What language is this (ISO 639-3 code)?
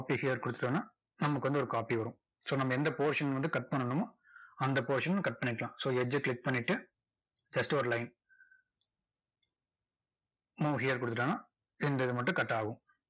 tam